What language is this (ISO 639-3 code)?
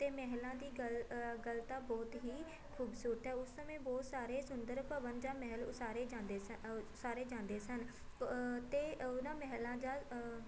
pan